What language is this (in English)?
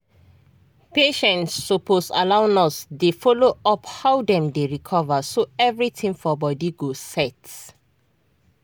Nigerian Pidgin